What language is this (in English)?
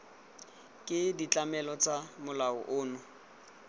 Tswana